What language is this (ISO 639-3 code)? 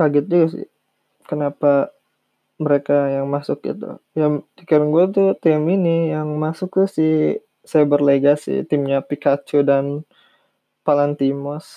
ind